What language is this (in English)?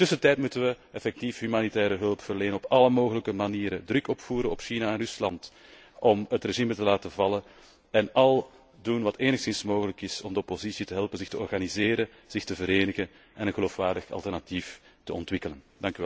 Dutch